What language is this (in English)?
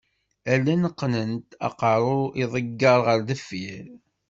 Kabyle